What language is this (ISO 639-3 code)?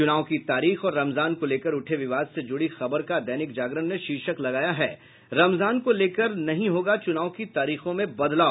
hin